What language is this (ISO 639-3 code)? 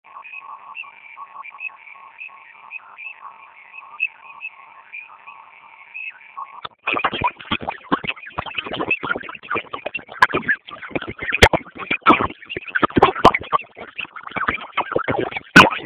swa